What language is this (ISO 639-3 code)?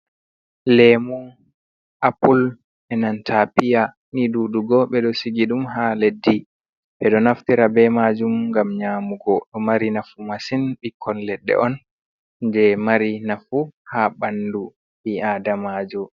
ful